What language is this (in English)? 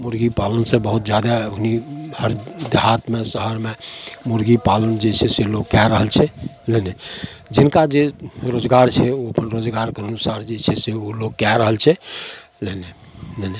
Maithili